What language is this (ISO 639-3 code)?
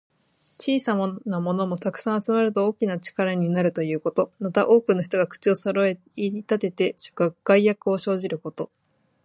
jpn